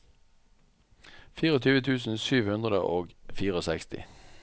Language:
Norwegian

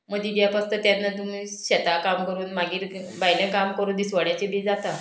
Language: Konkani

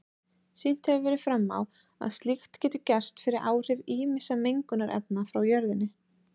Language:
Icelandic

